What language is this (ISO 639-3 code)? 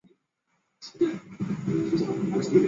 zho